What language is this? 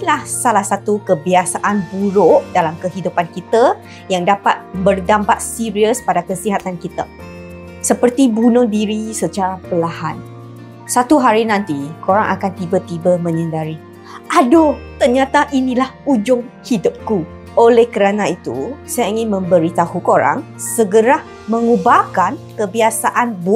Malay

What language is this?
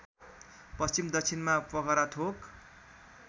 Nepali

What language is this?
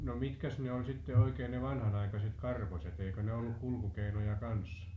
Finnish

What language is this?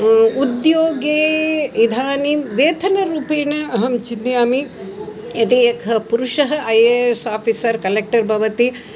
Sanskrit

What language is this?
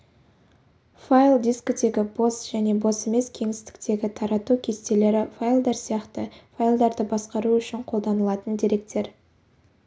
Kazakh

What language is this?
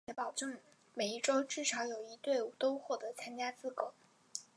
Chinese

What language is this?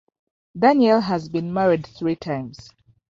English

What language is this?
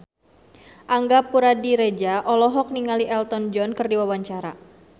Sundanese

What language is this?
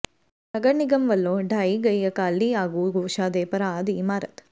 Punjabi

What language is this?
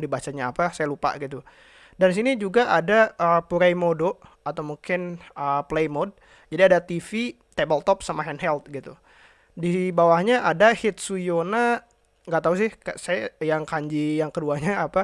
Indonesian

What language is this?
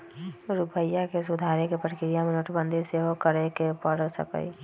Magahi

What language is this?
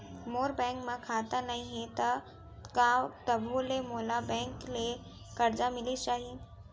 Chhattisgarhi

